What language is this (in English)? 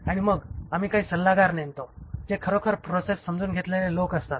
Marathi